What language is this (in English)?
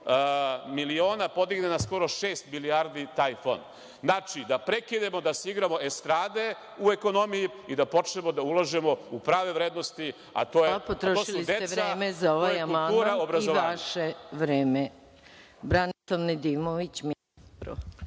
Serbian